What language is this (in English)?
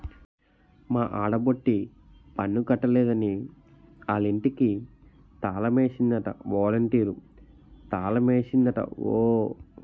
Telugu